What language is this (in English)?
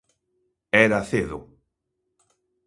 Galician